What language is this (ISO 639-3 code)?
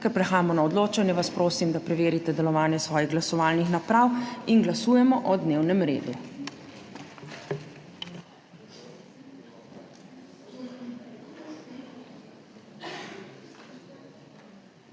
slv